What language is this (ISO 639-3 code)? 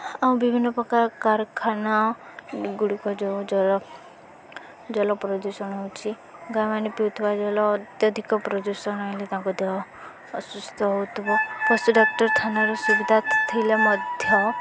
ori